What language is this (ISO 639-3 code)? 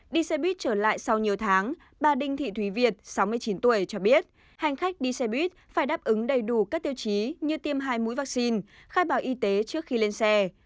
vie